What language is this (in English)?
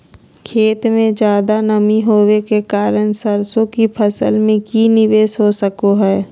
Magahi